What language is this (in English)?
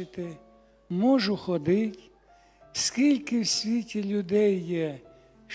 Ukrainian